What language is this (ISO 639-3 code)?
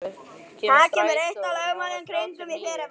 isl